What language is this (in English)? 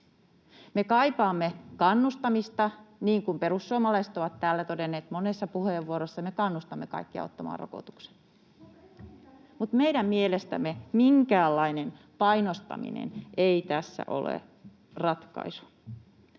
Finnish